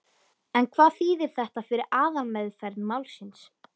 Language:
Icelandic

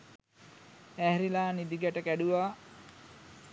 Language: Sinhala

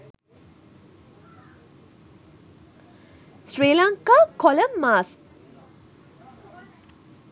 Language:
Sinhala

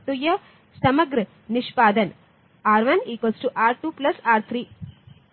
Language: Hindi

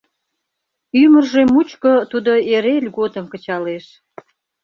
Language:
Mari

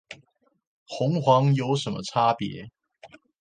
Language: Chinese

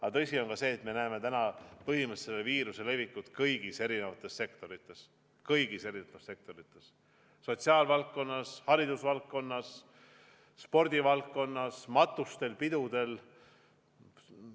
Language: Estonian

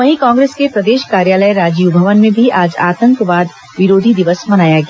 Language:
Hindi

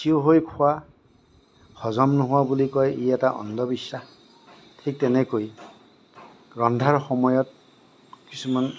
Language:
Assamese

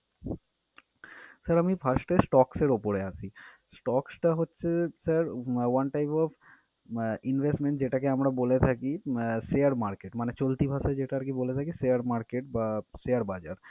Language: Bangla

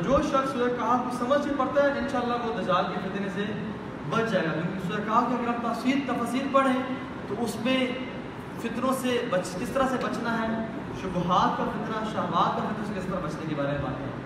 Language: Urdu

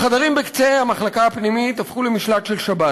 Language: Hebrew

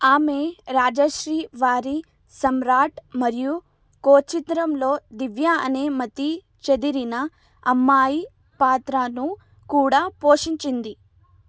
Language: Telugu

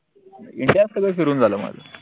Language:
Marathi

